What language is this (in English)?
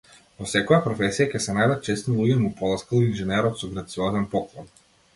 Macedonian